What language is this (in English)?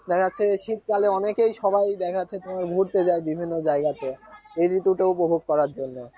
Bangla